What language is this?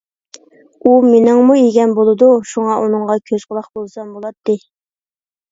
Uyghur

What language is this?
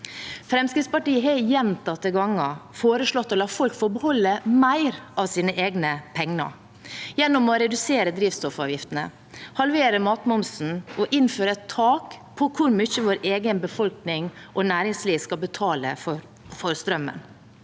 Norwegian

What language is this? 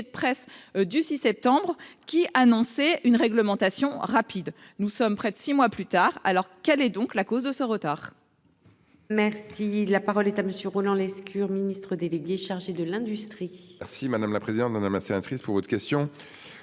French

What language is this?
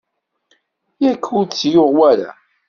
Kabyle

